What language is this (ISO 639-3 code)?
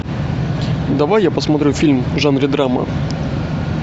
rus